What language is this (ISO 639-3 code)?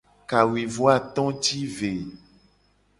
gej